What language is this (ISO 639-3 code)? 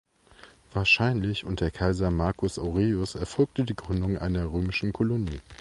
deu